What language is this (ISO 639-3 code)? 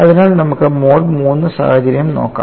mal